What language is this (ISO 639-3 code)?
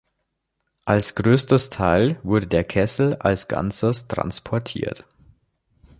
deu